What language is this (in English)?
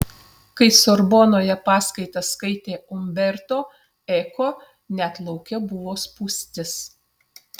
Lithuanian